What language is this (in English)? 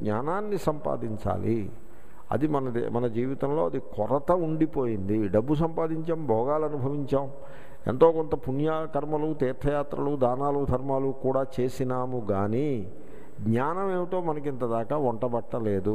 Hindi